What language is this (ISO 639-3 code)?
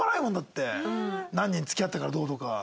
jpn